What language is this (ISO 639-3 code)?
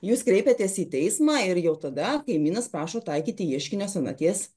lit